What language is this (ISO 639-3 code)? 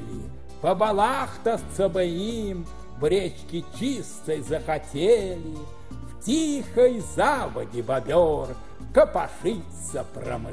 rus